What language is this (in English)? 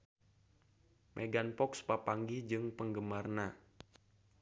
Sundanese